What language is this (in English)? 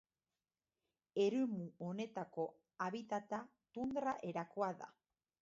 Basque